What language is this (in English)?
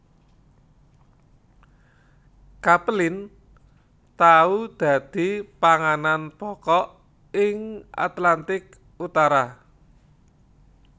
Javanese